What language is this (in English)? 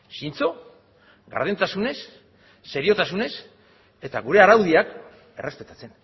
Basque